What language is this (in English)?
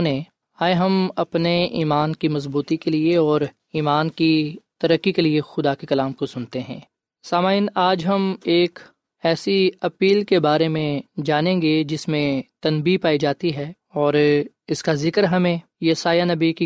Urdu